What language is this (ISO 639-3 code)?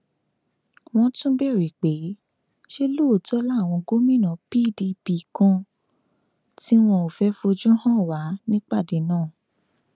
yor